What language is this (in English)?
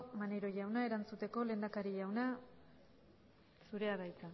Basque